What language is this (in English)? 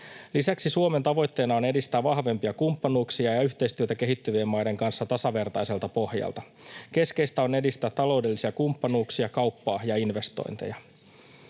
Finnish